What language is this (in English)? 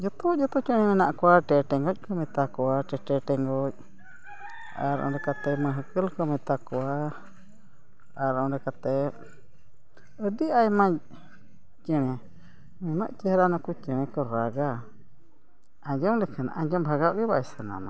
Santali